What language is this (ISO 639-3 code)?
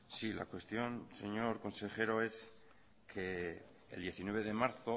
spa